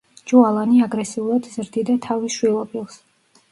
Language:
Georgian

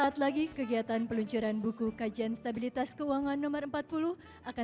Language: Indonesian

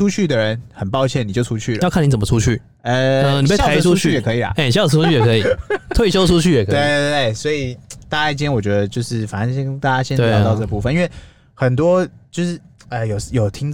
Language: Chinese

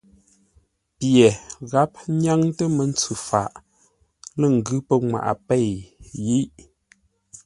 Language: Ngombale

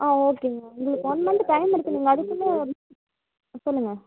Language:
Tamil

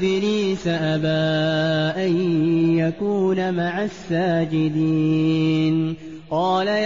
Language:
Arabic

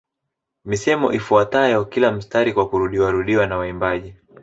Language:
Swahili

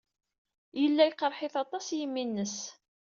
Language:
Kabyle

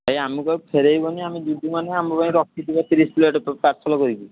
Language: Odia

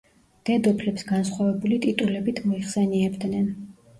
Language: Georgian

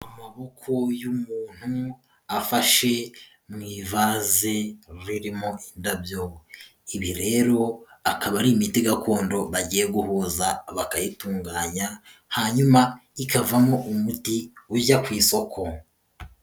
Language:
Kinyarwanda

